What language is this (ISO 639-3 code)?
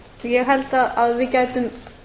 isl